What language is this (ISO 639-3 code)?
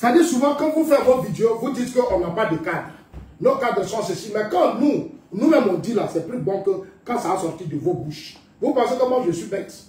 fra